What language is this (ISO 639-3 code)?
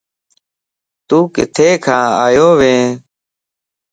lss